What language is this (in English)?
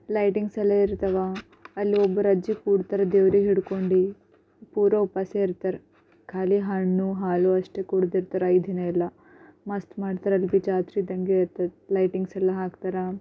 Kannada